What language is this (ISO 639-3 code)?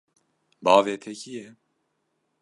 kur